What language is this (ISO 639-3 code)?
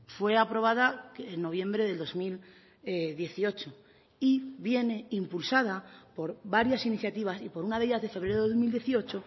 spa